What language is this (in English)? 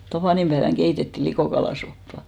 Finnish